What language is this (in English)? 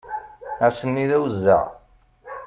Kabyle